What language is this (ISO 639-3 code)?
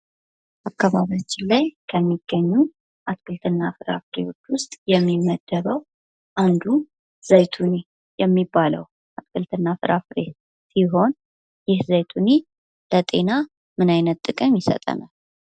amh